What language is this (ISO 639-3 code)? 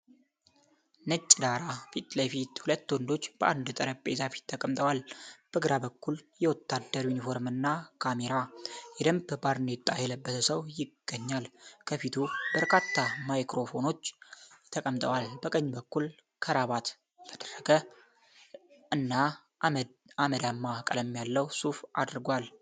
amh